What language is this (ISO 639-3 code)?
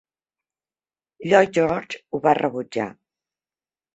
cat